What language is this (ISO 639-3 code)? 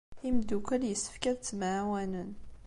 kab